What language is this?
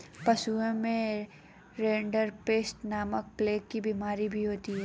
Hindi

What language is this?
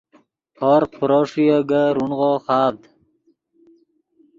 Yidgha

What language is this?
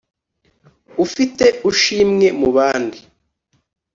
Kinyarwanda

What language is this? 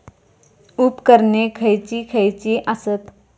Marathi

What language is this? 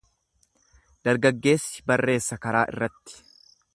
Oromo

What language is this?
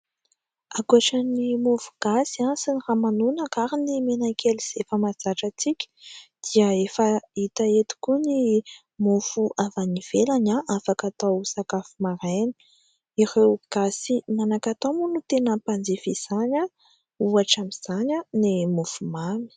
Malagasy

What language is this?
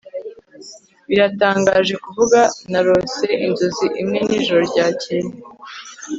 Kinyarwanda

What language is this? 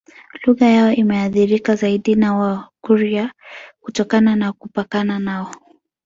Swahili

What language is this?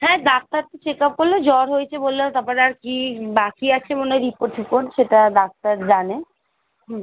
Bangla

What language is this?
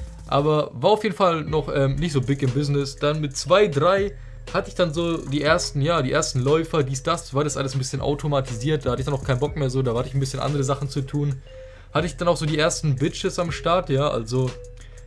German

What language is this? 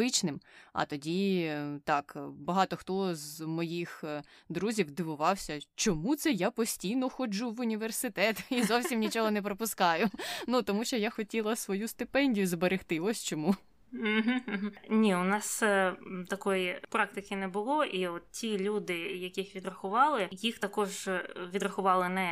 Ukrainian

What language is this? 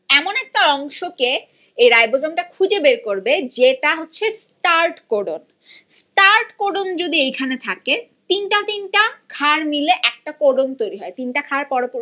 Bangla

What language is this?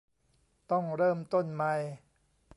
Thai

